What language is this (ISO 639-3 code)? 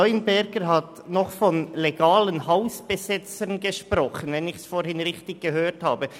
gsw